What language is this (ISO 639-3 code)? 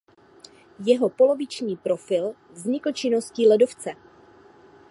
ces